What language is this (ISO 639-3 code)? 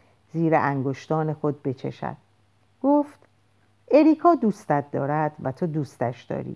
fas